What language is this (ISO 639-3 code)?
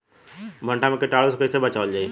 bho